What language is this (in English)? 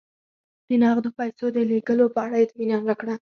Pashto